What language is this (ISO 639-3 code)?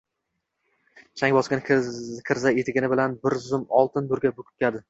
uzb